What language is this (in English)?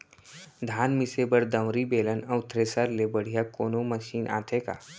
Chhattisgarhi